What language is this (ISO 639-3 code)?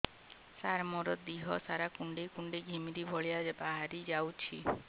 ori